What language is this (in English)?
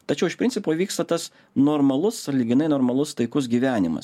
Lithuanian